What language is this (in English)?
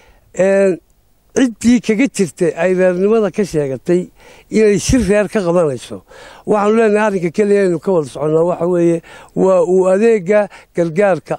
Arabic